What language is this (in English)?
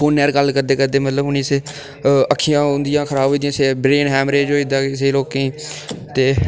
Dogri